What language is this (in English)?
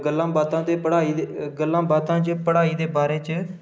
Dogri